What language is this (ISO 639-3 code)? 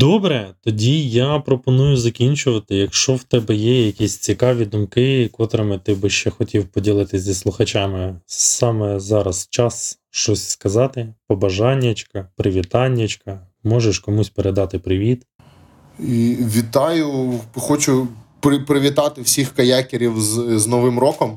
ukr